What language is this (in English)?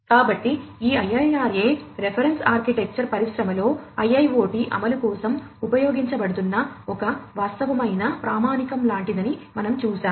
Telugu